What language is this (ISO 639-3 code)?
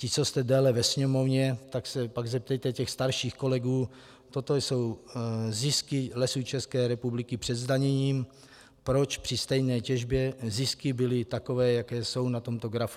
ces